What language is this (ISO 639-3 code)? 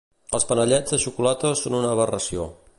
cat